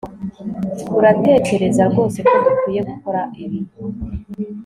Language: Kinyarwanda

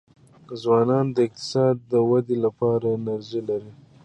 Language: Pashto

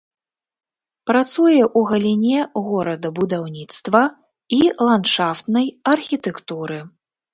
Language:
Belarusian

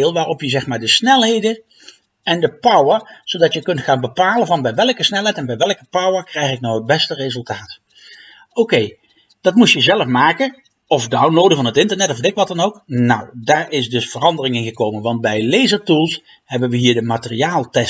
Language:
Dutch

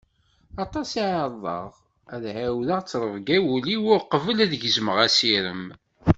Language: Kabyle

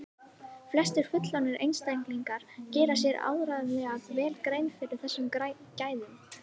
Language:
Icelandic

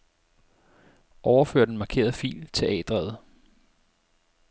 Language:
Danish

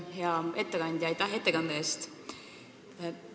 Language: Estonian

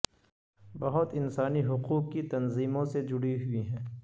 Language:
Urdu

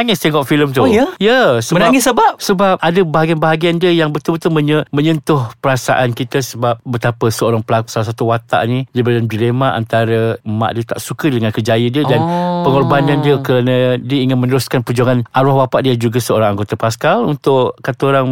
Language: Malay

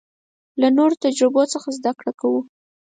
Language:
Pashto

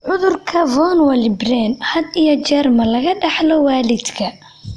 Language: Somali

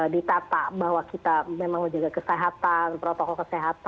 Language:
Indonesian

